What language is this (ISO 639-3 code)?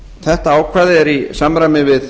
isl